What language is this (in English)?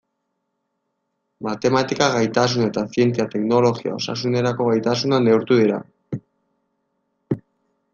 Basque